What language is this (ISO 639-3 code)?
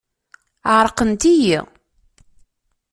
kab